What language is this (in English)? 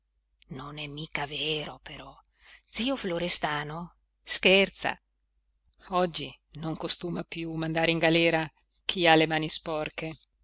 Italian